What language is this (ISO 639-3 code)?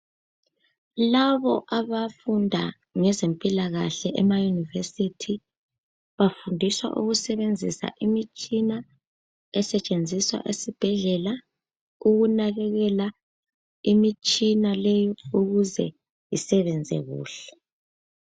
nde